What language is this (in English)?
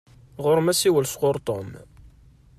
Kabyle